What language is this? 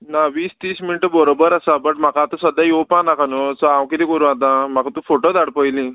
Konkani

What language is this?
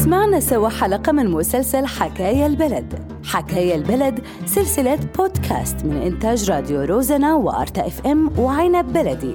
Arabic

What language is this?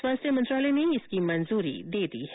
Hindi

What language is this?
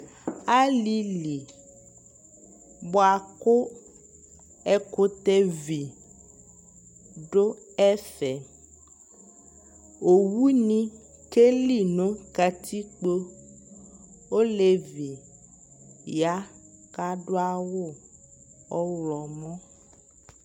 Ikposo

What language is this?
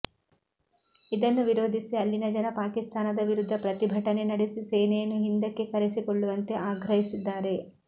Kannada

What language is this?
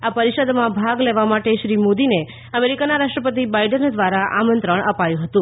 Gujarati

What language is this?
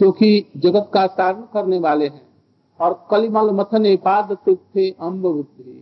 Hindi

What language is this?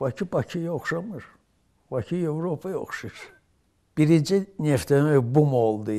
Turkish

